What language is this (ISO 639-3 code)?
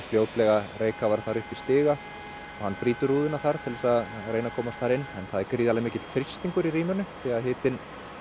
isl